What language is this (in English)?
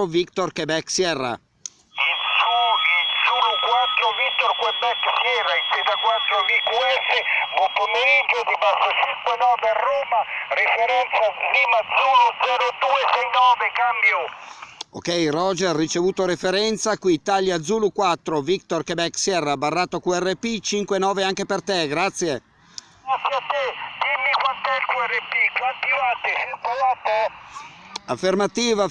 Italian